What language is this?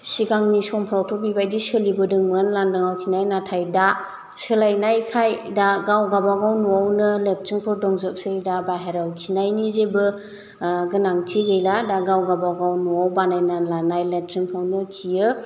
Bodo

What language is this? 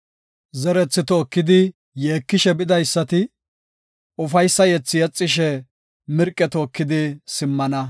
Gofa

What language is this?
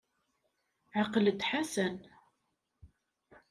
Kabyle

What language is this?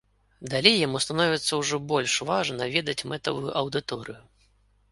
Belarusian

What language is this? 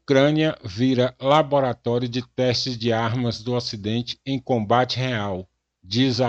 Portuguese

